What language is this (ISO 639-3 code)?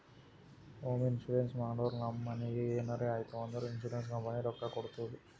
kan